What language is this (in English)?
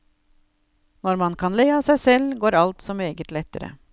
Norwegian